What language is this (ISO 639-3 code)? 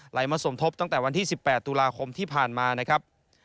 tha